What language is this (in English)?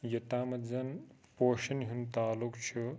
Kashmiri